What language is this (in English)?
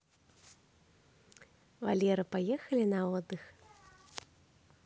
Russian